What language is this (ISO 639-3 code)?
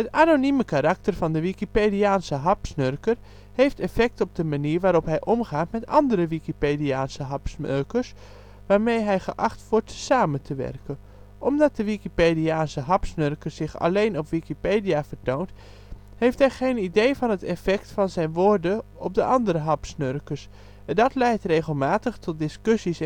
nld